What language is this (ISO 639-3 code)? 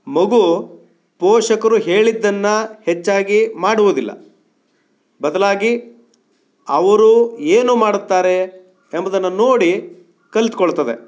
kan